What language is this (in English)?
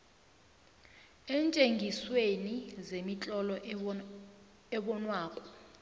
South Ndebele